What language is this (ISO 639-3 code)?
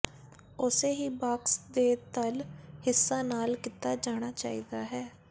pan